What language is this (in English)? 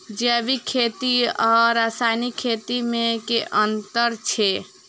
Maithili